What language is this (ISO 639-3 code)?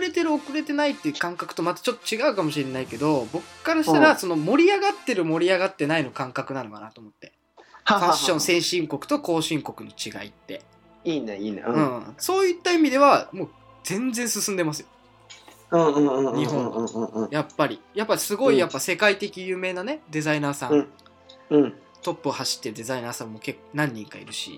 jpn